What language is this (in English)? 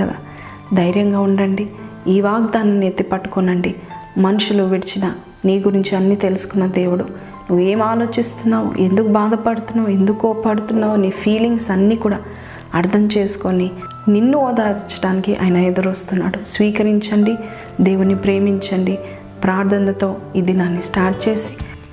Telugu